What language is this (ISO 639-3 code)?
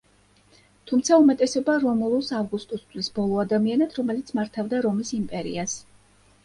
kat